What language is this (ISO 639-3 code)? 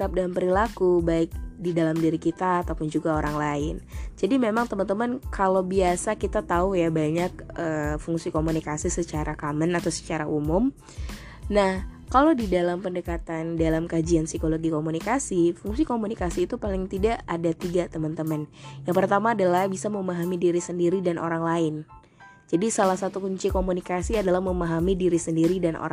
ind